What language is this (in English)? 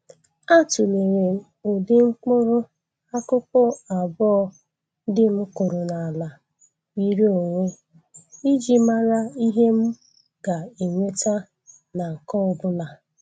Igbo